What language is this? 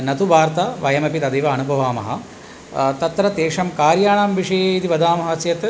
Sanskrit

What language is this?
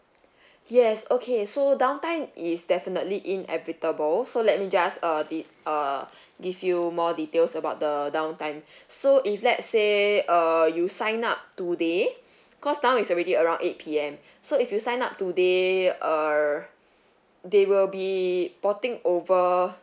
English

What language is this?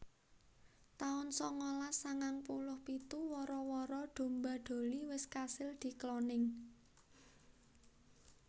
Javanese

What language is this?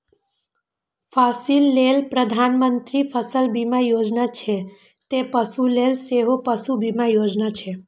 Maithili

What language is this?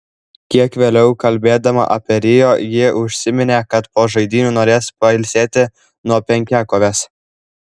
Lithuanian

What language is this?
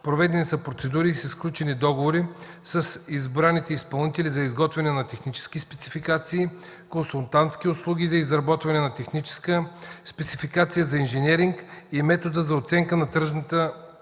Bulgarian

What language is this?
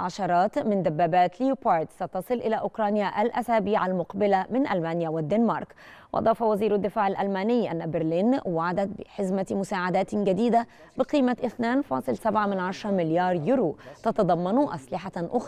Arabic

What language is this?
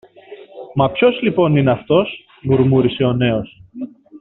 Greek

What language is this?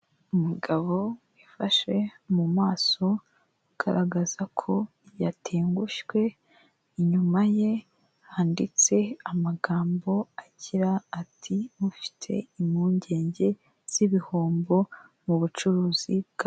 Kinyarwanda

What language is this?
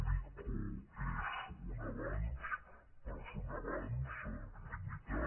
Catalan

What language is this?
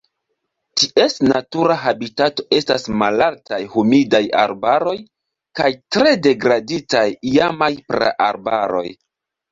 Esperanto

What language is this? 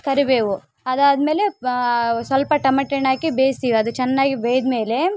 Kannada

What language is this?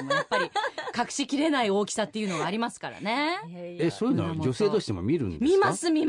Japanese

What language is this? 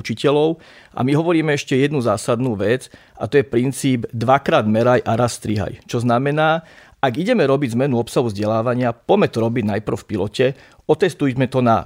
Slovak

